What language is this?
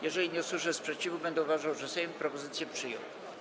Polish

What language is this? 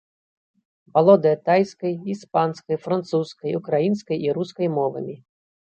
Belarusian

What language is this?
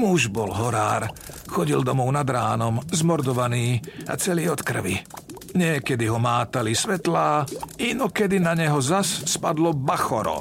Slovak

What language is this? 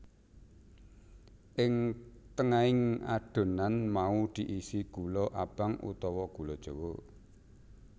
Javanese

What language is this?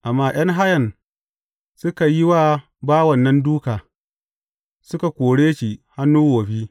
Hausa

